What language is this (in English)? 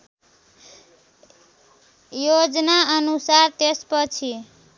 Nepali